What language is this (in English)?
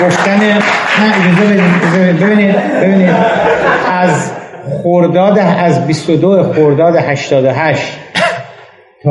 Persian